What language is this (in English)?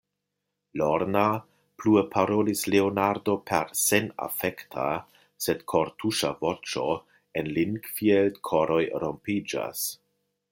Esperanto